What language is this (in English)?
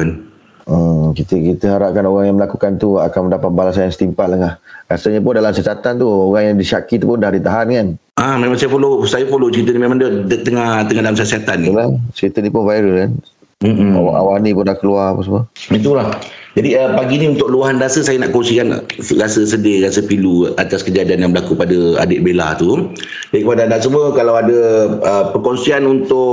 Malay